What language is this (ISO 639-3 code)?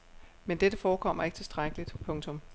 dan